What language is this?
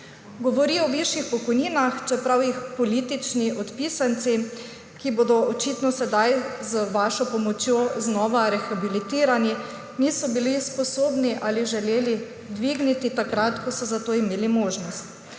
Slovenian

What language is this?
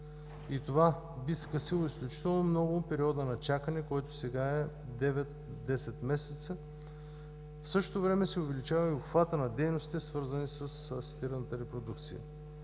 Bulgarian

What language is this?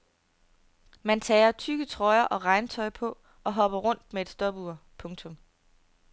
Danish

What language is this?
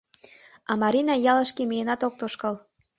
Mari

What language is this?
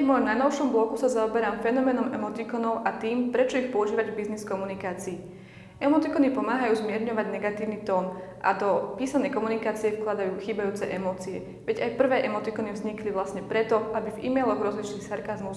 Slovak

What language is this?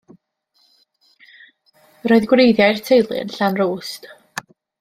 Welsh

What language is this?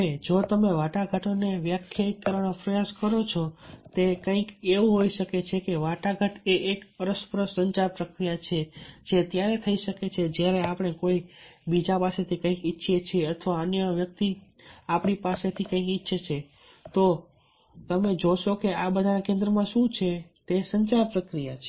Gujarati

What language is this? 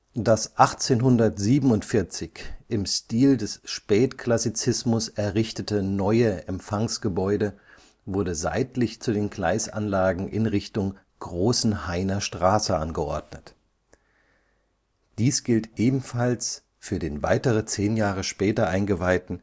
German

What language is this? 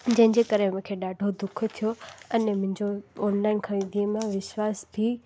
Sindhi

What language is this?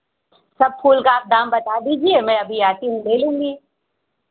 Hindi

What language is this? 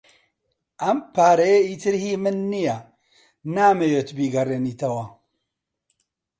Central Kurdish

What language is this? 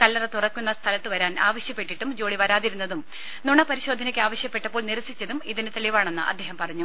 Malayalam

